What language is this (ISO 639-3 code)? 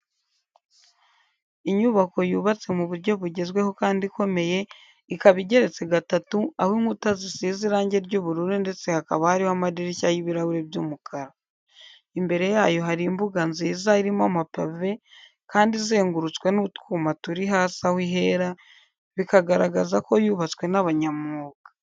kin